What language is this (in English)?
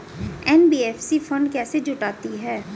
Hindi